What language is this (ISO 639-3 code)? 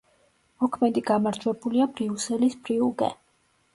kat